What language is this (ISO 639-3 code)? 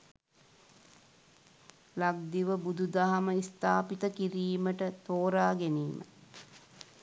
sin